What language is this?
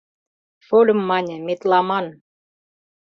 Mari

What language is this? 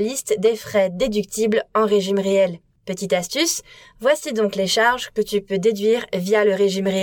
French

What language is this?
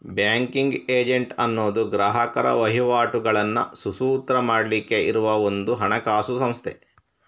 Kannada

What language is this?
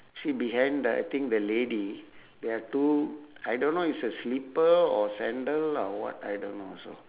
English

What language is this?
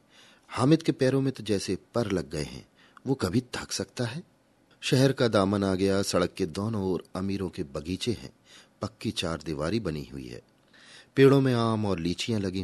Hindi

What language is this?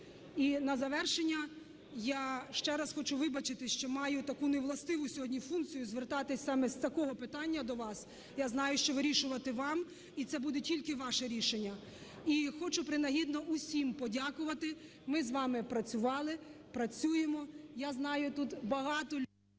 Ukrainian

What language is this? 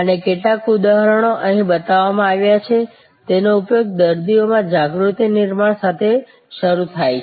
Gujarati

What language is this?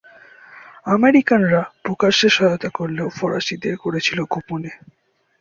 Bangla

